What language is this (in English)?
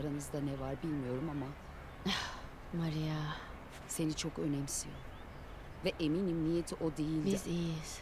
Turkish